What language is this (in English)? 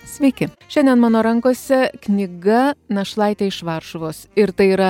Lithuanian